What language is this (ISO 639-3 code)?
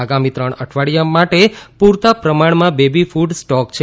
guj